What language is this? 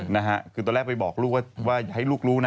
Thai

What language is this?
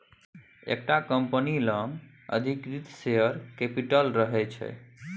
Maithili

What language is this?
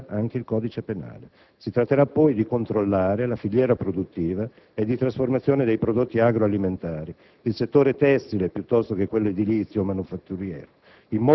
Italian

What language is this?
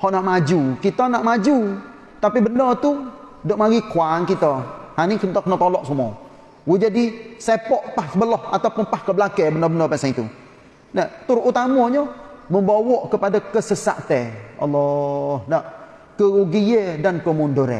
Malay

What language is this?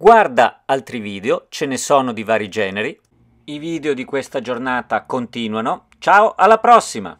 Italian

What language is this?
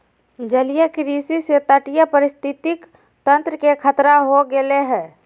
Magahi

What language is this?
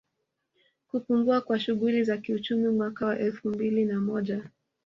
Swahili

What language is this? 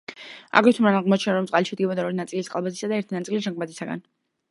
Georgian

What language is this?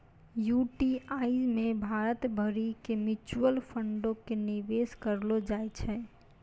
Maithili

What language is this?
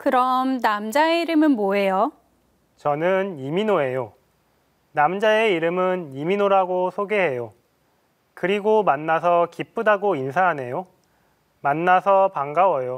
Korean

